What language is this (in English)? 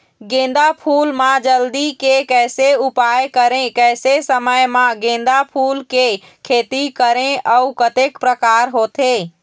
Chhattisgarhi